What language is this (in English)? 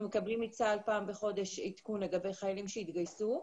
Hebrew